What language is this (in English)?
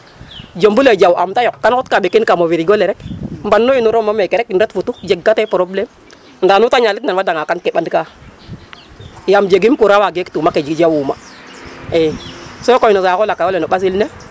Serer